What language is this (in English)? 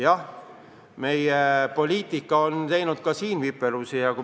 Estonian